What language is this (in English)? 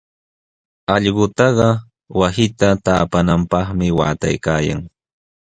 Sihuas Ancash Quechua